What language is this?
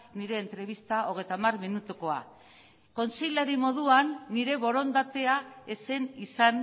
Basque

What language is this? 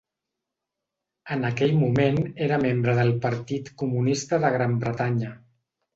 Catalan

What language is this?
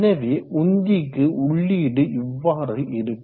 Tamil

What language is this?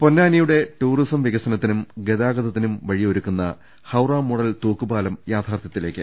Malayalam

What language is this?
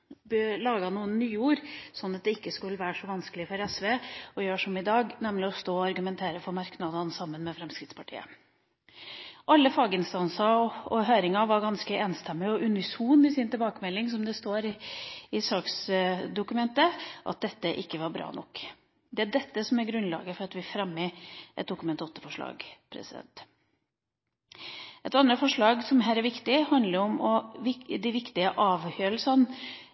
Norwegian Bokmål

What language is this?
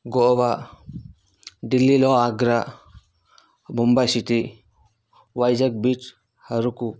Telugu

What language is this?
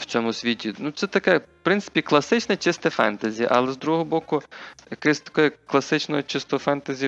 Ukrainian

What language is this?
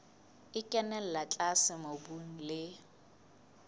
Southern Sotho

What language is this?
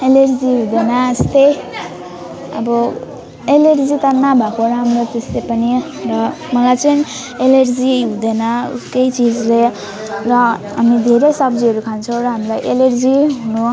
Nepali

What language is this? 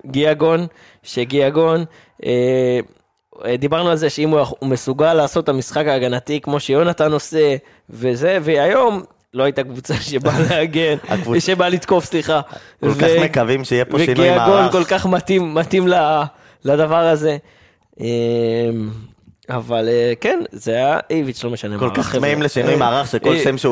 Hebrew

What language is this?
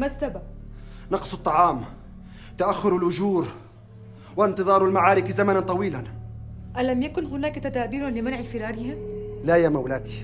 Arabic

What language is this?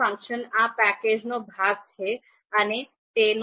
Gujarati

